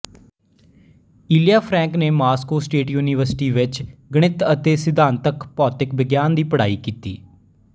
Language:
Punjabi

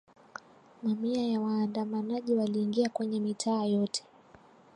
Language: Swahili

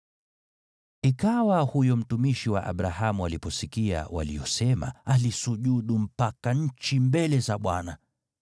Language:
Swahili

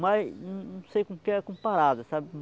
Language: Portuguese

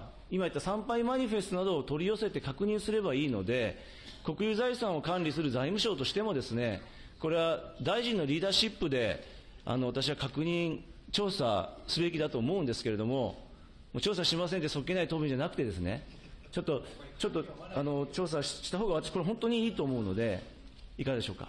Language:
Japanese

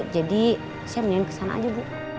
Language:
Indonesian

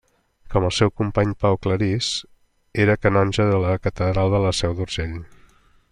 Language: Catalan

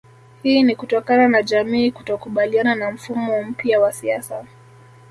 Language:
Swahili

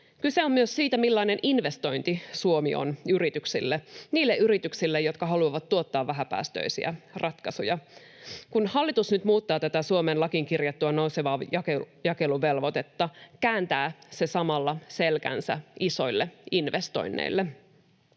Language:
Finnish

